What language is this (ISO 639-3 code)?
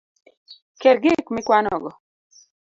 luo